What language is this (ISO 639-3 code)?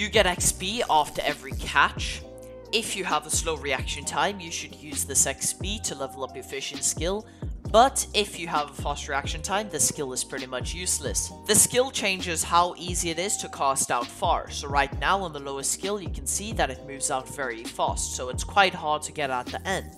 eng